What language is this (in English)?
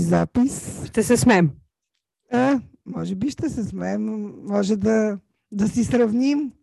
Bulgarian